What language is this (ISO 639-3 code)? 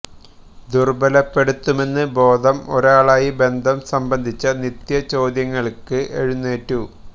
mal